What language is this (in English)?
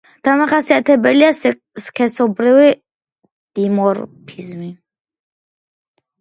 Georgian